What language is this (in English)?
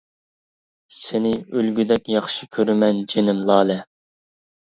Uyghur